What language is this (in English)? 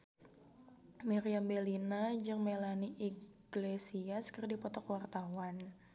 Sundanese